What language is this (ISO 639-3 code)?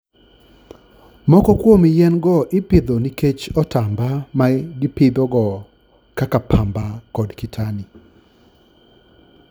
luo